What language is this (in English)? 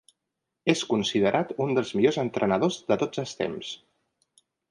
Catalan